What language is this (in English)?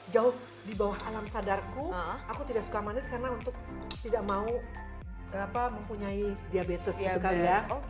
Indonesian